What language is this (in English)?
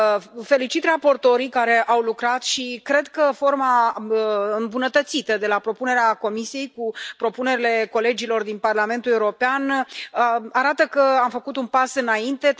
Romanian